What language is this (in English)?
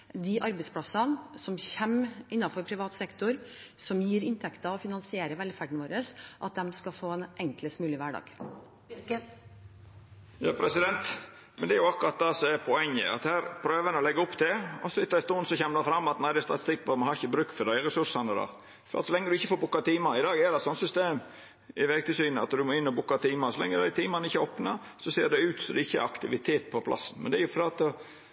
Norwegian